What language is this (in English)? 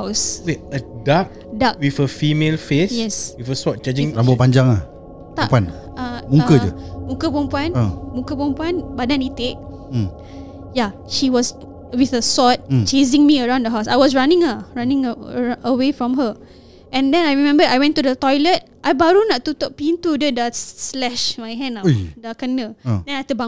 Malay